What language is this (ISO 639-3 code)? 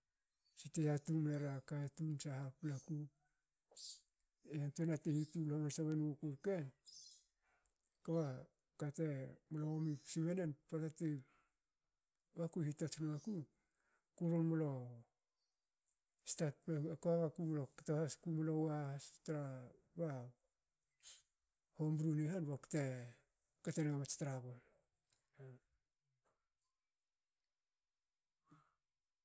hao